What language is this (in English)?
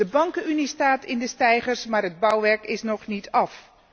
Dutch